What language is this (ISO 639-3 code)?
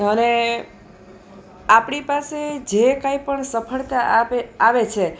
guj